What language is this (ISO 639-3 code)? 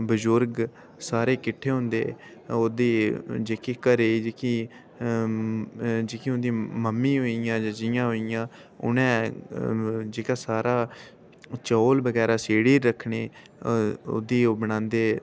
doi